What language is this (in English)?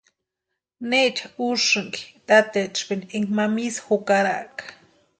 Western Highland Purepecha